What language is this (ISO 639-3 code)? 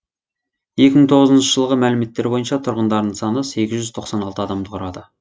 kaz